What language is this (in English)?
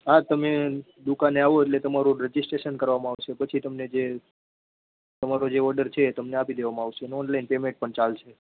Gujarati